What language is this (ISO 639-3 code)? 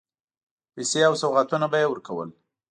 pus